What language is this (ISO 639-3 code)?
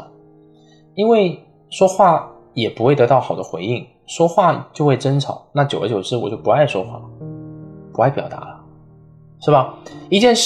zho